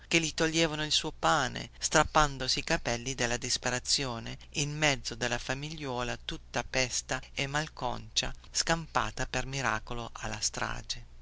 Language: Italian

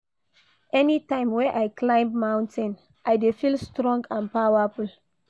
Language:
Nigerian Pidgin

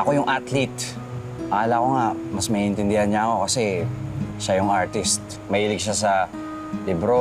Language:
Filipino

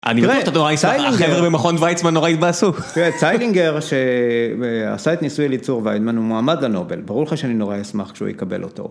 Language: Hebrew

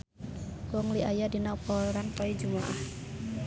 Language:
Sundanese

